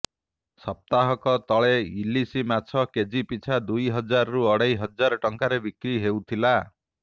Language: Odia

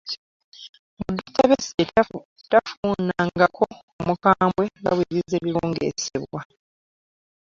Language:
Ganda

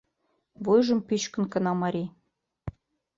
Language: Mari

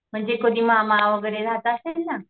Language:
Marathi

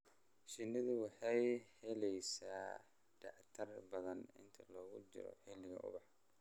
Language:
Somali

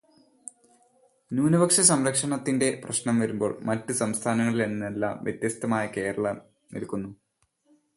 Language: Malayalam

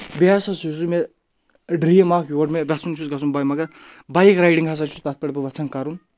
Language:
Kashmiri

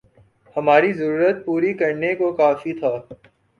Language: Urdu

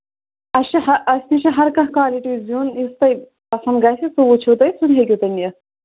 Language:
Kashmiri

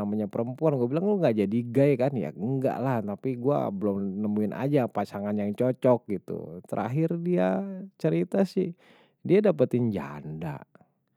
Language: Betawi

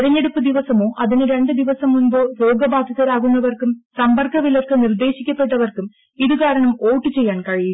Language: Malayalam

